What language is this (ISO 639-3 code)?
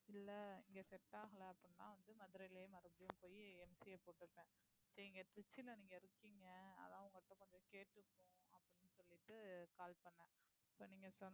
tam